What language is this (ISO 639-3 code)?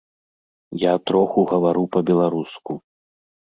bel